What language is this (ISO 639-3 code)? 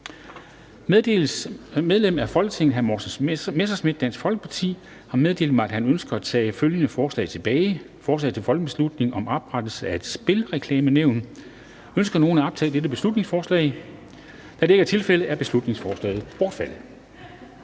dan